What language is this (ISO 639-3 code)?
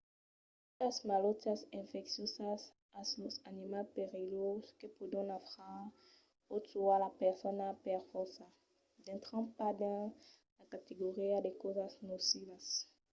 oci